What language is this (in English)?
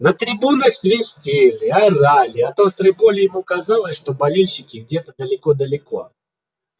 Russian